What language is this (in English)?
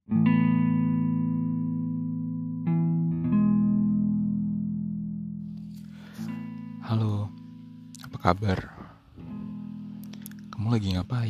Indonesian